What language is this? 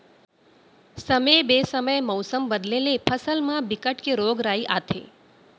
Chhattisgarhi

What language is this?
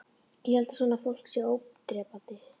Icelandic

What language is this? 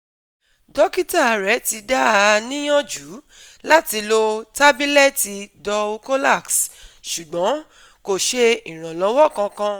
Yoruba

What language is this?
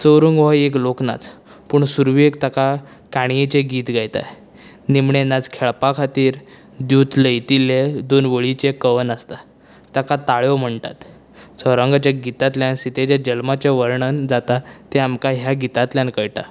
Konkani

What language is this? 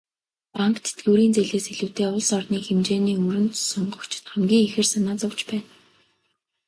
Mongolian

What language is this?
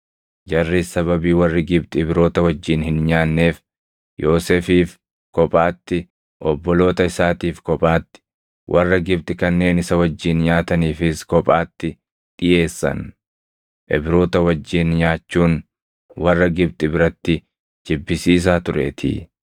Oromo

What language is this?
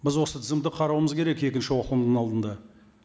Kazakh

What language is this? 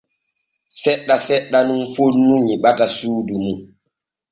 Borgu Fulfulde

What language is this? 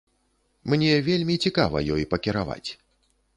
Belarusian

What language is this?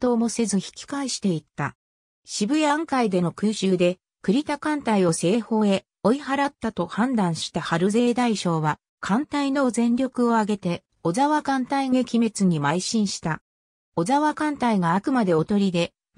Japanese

